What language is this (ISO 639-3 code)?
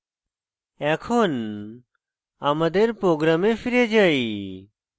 ben